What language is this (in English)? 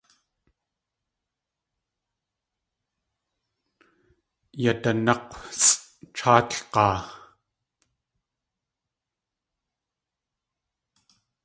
Tlingit